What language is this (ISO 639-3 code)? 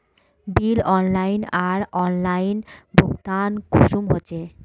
mag